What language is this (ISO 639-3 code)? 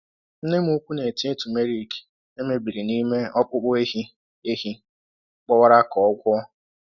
ibo